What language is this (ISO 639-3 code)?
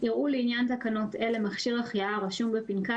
heb